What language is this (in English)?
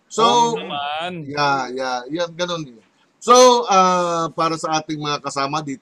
Filipino